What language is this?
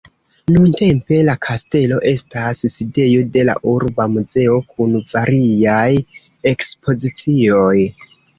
Esperanto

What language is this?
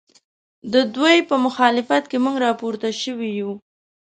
Pashto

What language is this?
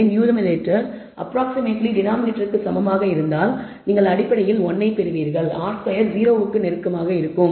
Tamil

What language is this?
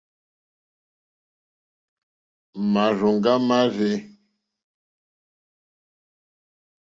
Mokpwe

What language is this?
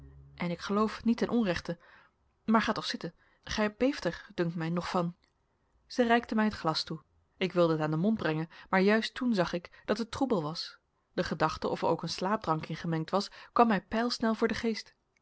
Dutch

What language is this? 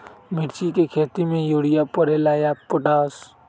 Magahi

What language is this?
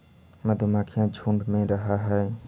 Magahi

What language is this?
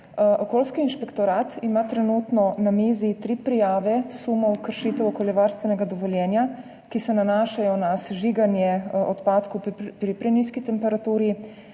Slovenian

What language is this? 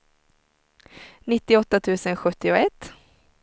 Swedish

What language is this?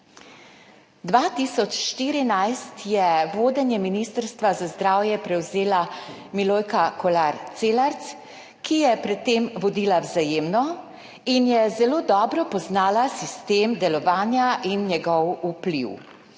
Slovenian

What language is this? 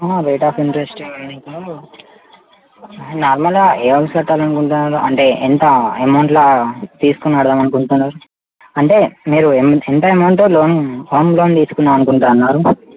Telugu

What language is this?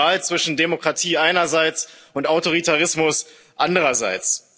German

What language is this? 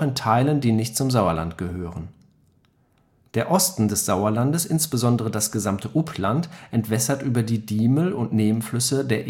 German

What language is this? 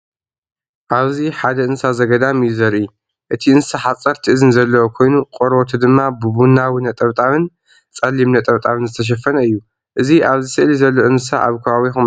Tigrinya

